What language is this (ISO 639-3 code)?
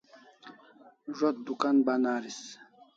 kls